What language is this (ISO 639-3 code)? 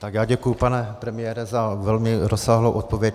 ces